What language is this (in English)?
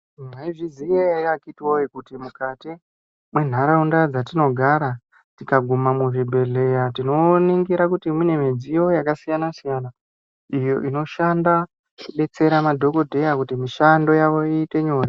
Ndau